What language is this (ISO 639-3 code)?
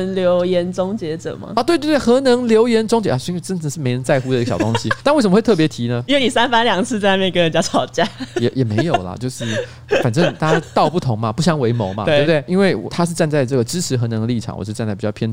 zho